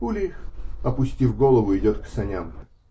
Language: Russian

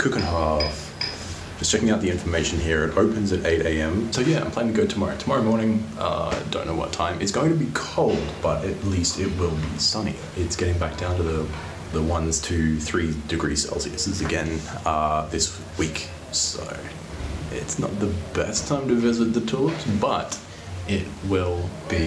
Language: English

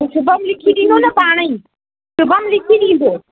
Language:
Sindhi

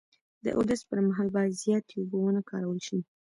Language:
Pashto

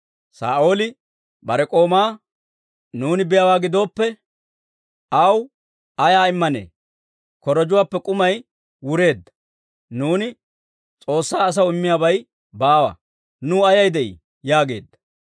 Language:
Dawro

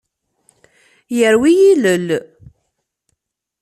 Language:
Kabyle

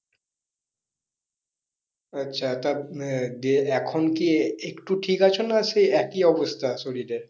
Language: Bangla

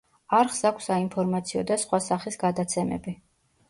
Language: Georgian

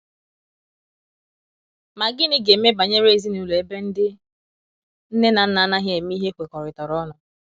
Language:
Igbo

